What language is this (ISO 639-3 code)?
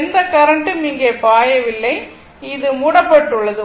tam